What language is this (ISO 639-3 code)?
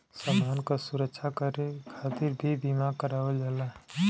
bho